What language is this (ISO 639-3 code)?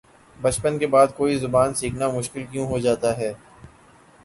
urd